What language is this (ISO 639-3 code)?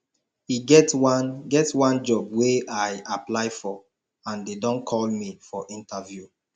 pcm